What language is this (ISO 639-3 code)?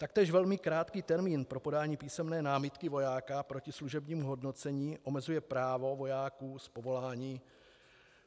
ces